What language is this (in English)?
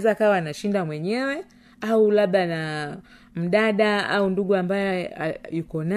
Swahili